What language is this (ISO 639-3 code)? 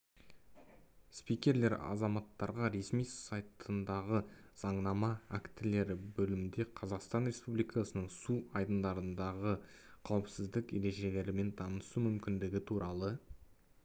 kaz